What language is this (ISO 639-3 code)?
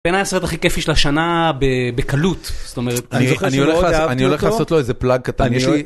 heb